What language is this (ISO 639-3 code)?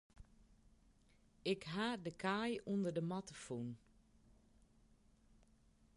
fry